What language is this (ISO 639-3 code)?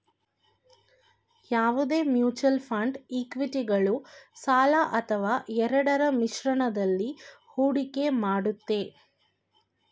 kan